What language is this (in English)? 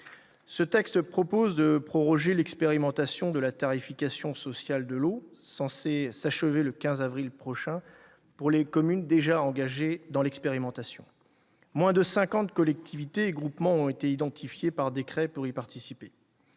French